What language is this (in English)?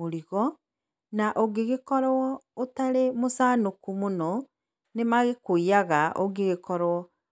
Kikuyu